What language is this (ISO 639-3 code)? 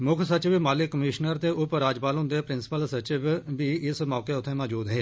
doi